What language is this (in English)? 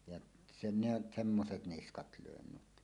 Finnish